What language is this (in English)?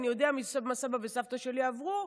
Hebrew